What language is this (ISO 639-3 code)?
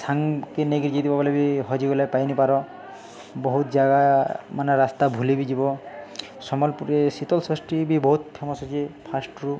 ori